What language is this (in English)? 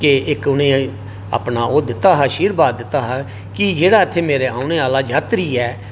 Dogri